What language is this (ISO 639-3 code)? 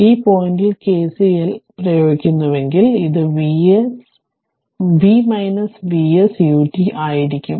mal